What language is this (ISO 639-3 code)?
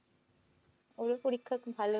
ben